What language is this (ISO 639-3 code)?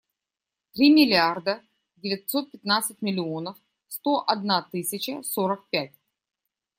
rus